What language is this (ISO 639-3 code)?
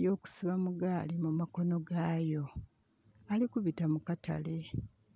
xog